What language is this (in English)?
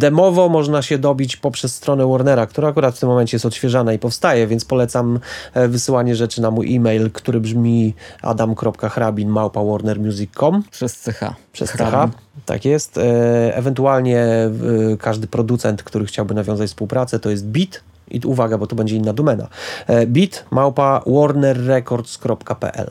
Polish